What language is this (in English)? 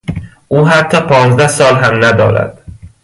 Persian